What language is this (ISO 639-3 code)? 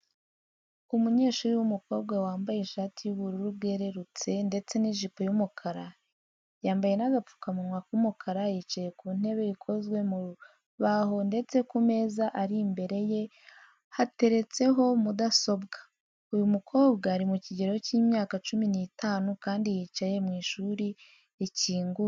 kin